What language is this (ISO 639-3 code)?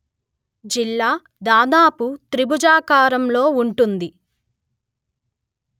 tel